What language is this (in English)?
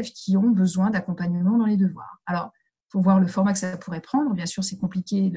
French